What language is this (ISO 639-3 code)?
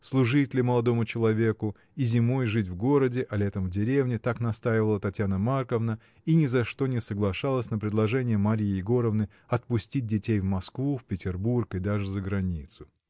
rus